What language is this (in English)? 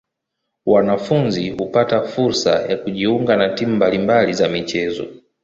Swahili